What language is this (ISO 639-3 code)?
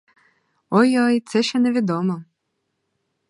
ukr